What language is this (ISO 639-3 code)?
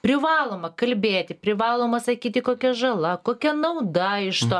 lit